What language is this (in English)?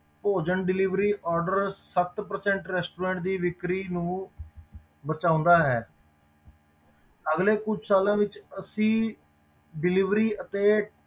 Punjabi